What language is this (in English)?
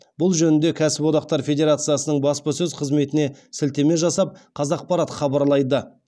Kazakh